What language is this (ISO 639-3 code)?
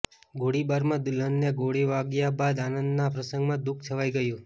guj